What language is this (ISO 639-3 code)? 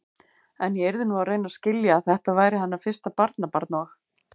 isl